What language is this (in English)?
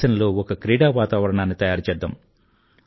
Telugu